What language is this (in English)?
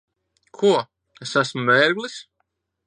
Latvian